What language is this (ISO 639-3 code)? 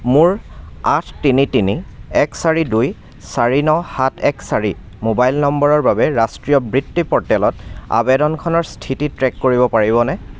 asm